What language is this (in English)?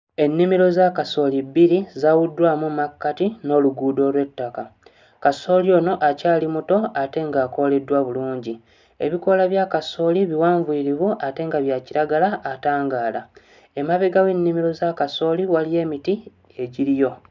Ganda